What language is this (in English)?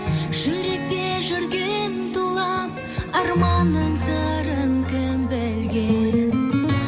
Kazakh